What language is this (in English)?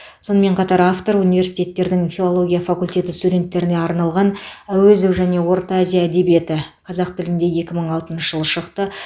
Kazakh